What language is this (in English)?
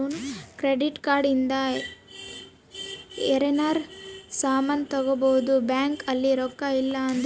Kannada